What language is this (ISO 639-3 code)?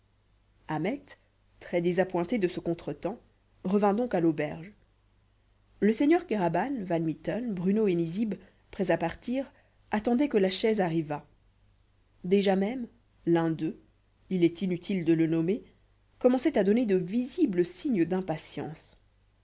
fra